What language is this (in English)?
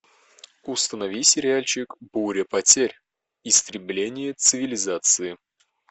Russian